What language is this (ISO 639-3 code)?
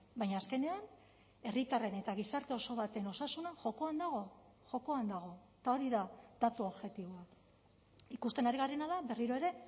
eus